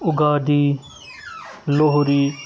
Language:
Kashmiri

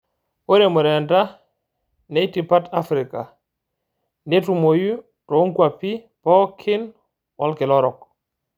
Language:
Masai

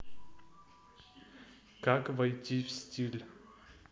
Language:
Russian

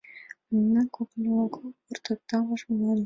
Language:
Mari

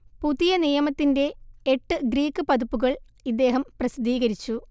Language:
Malayalam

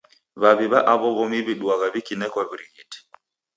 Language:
Taita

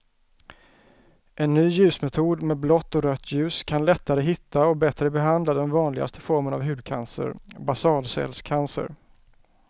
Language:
Swedish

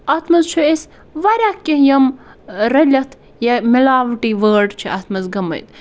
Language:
Kashmiri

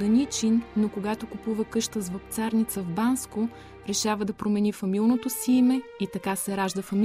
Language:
Bulgarian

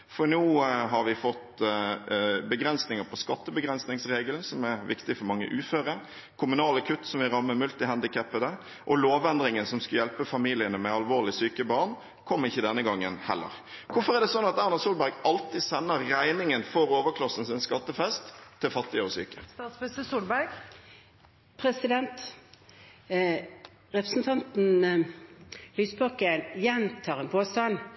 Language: Norwegian Bokmål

